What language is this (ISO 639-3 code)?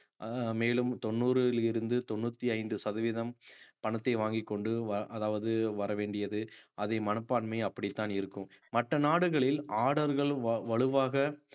tam